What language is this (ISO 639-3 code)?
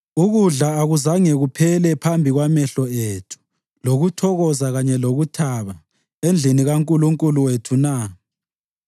nde